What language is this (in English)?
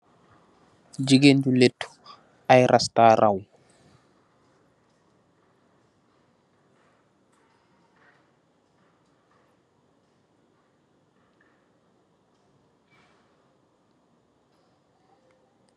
Wolof